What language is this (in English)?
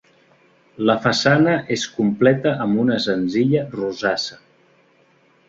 Catalan